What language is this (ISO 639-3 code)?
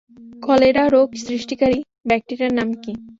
ben